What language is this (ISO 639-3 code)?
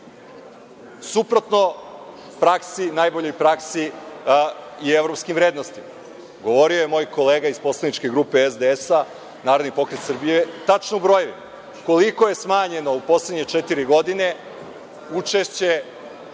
srp